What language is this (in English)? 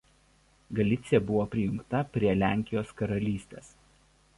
Lithuanian